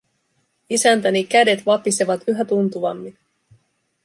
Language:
Finnish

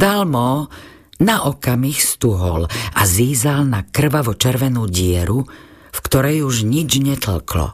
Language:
Slovak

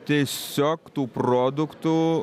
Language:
Lithuanian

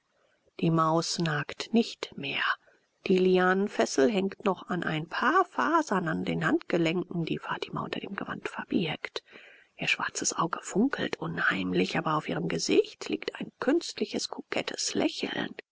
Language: German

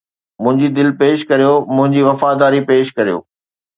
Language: Sindhi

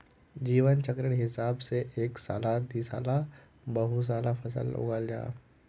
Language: Magahi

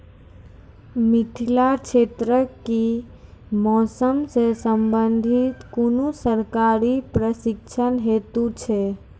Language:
Maithili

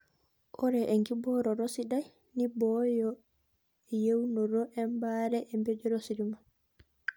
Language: Masai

